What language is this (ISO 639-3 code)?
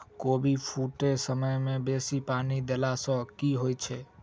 mai